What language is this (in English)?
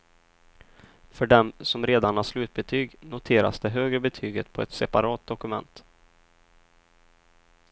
Swedish